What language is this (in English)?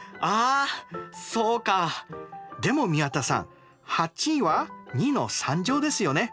Japanese